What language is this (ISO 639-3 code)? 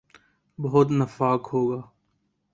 urd